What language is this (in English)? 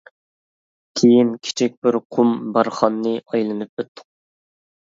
Uyghur